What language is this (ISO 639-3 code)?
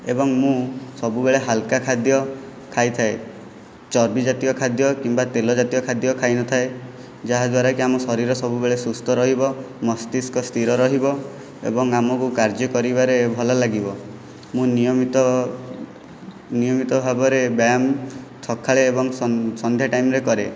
ori